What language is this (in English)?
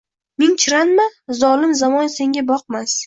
Uzbek